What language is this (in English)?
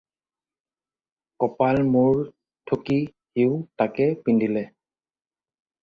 Assamese